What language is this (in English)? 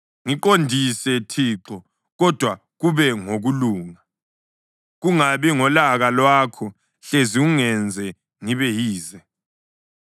North Ndebele